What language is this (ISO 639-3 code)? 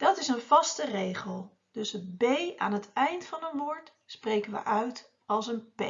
nld